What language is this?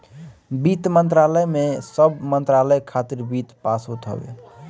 Bhojpuri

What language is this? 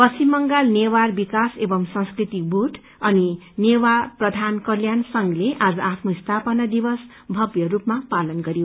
Nepali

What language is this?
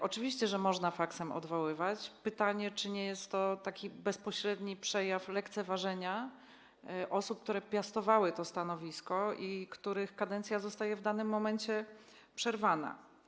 Polish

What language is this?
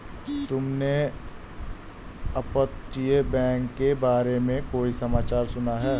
Hindi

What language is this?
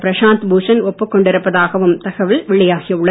Tamil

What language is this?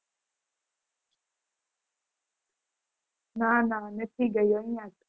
Gujarati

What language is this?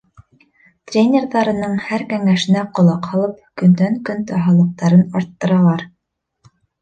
Bashkir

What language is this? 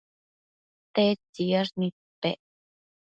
Matsés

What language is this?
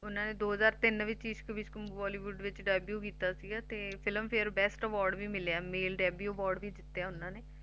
Punjabi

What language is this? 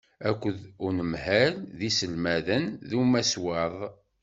Kabyle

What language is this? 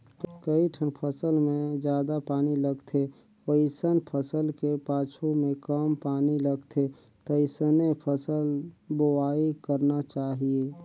Chhattisgarhi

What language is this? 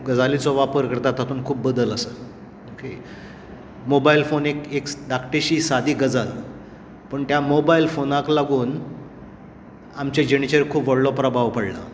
Konkani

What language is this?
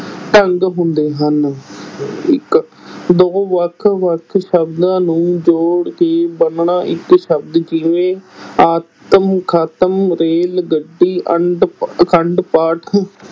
Punjabi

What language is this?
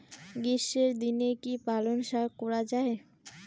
Bangla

